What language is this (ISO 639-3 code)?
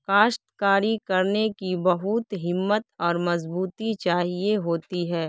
urd